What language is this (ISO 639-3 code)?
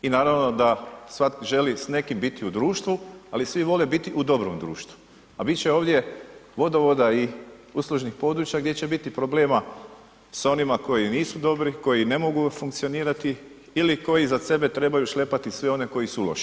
hrv